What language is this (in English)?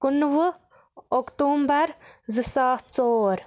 Kashmiri